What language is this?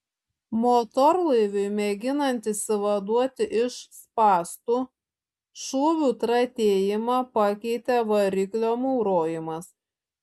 Lithuanian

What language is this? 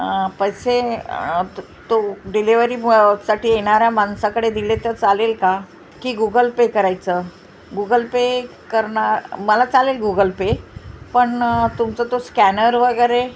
Marathi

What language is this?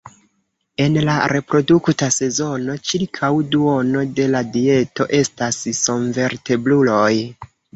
Esperanto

